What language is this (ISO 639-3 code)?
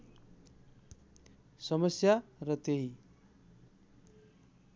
nep